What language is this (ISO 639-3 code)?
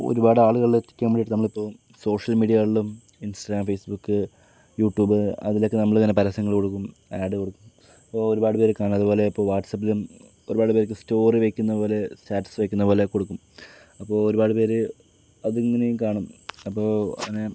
mal